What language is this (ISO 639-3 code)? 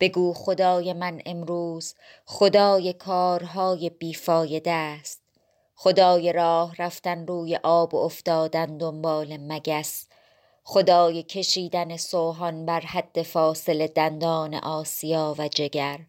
fas